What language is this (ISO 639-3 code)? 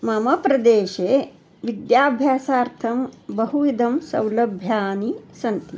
san